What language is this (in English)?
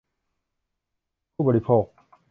Thai